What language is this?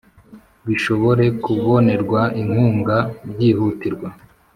Kinyarwanda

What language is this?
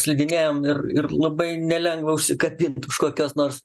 Lithuanian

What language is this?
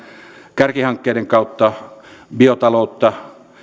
Finnish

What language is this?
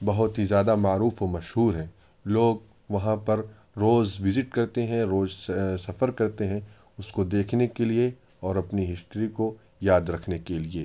Urdu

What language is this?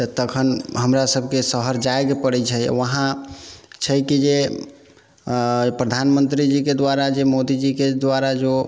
Maithili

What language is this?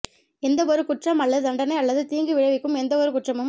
Tamil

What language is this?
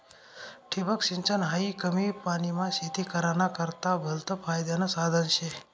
Marathi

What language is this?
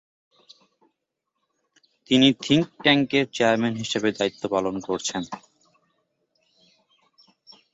Bangla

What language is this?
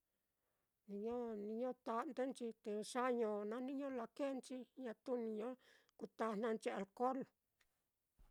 Mitlatongo Mixtec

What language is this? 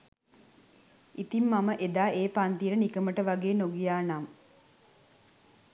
Sinhala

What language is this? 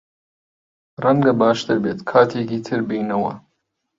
Central Kurdish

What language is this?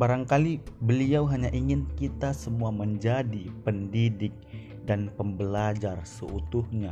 Indonesian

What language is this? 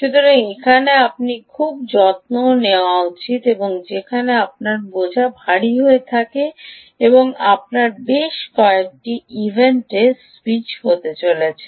Bangla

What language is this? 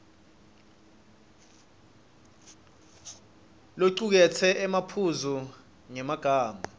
Swati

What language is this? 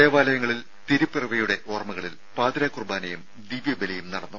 Malayalam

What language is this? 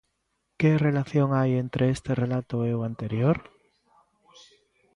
Galician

